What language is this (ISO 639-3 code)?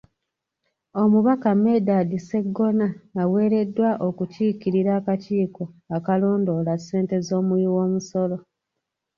lug